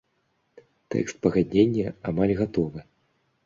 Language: Belarusian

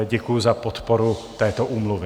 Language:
Czech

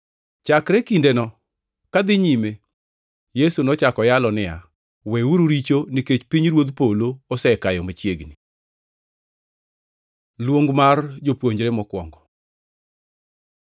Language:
Luo (Kenya and Tanzania)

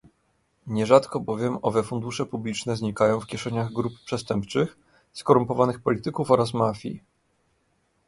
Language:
Polish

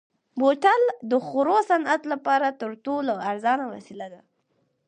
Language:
Pashto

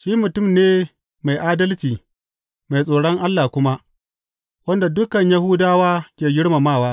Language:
Hausa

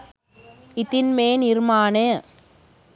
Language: Sinhala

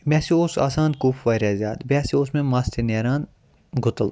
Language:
Kashmiri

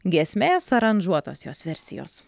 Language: Lithuanian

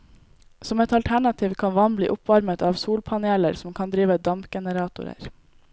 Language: Norwegian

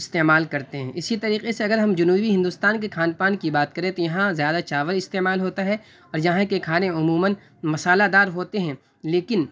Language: Urdu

